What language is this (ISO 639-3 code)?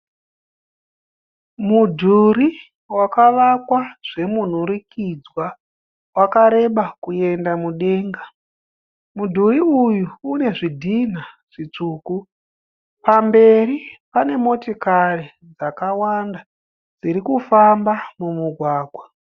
sna